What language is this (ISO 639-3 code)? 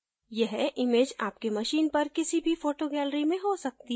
hin